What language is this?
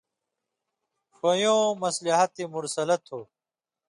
Indus Kohistani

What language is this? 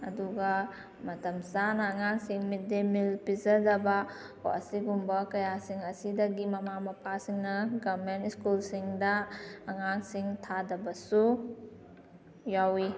Manipuri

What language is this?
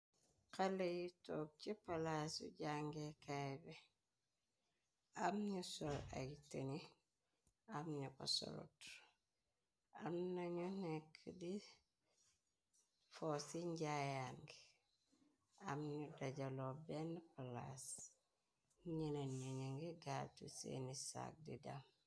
Wolof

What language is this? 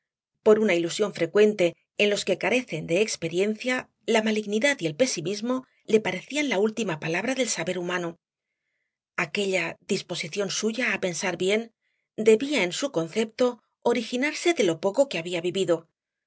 Spanish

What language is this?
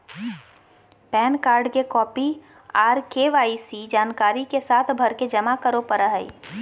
Magahi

